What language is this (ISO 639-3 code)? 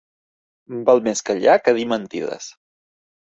cat